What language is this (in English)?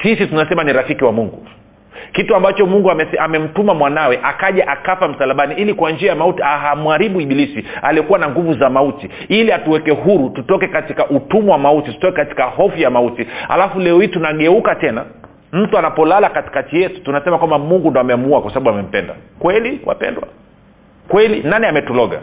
Swahili